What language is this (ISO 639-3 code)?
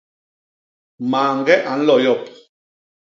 bas